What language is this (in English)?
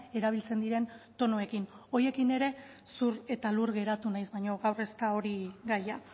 Basque